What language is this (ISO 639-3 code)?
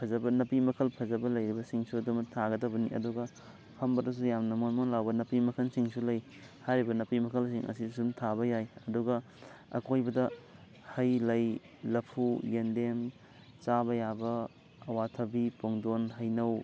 mni